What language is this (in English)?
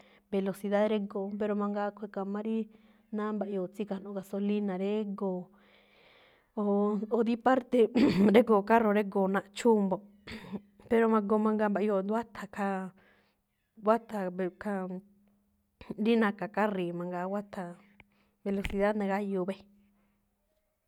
Malinaltepec Me'phaa